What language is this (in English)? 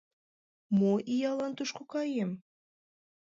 Mari